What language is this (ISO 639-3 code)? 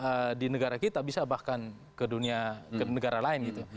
ind